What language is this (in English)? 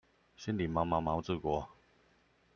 Chinese